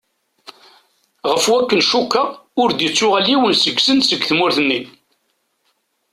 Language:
Kabyle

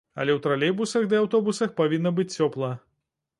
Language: Belarusian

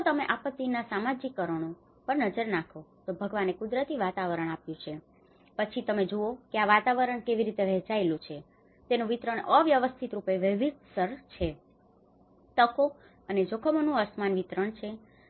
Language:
Gujarati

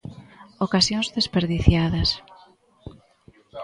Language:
Galician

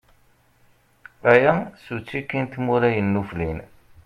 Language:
Kabyle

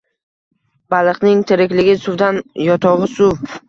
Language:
Uzbek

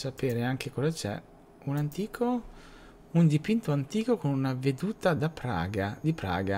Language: Italian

